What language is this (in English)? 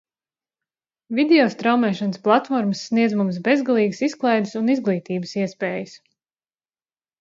Latvian